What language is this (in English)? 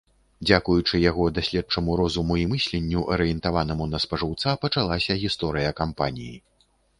Belarusian